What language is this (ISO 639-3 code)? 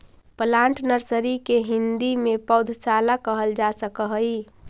mag